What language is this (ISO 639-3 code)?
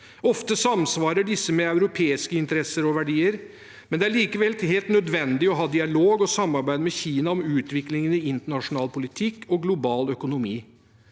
nor